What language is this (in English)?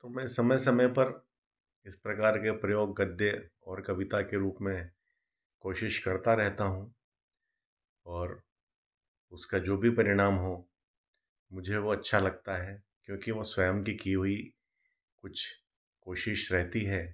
Hindi